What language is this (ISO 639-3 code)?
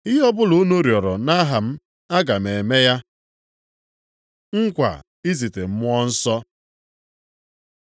ibo